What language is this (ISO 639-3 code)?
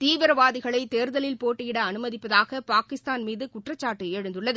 tam